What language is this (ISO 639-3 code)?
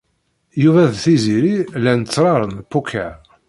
kab